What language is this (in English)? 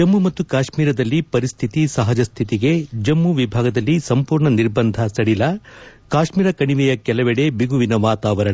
Kannada